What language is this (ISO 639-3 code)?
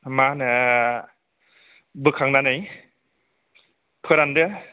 brx